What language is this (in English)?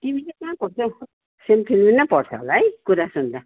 Nepali